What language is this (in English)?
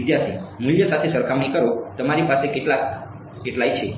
Gujarati